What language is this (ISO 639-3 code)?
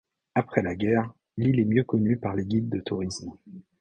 fra